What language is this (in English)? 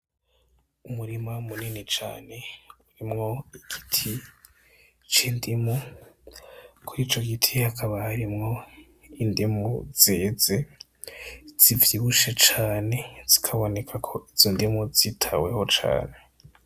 Rundi